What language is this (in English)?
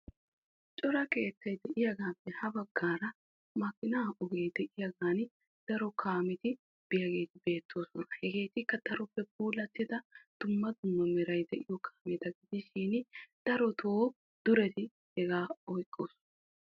Wolaytta